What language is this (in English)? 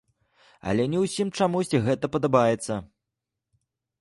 Belarusian